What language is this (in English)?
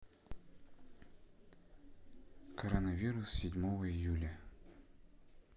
Russian